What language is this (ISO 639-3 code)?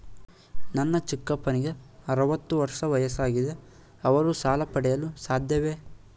kan